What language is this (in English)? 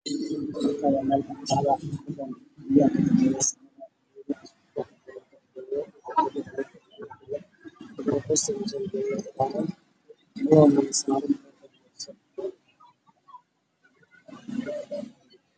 Somali